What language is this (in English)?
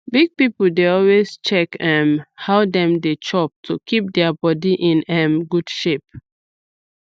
Nigerian Pidgin